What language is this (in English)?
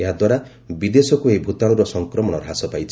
Odia